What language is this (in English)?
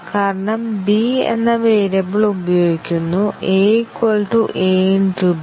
Malayalam